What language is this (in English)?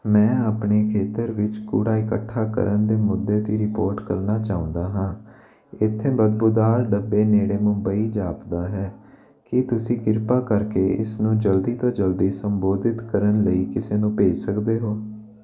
Punjabi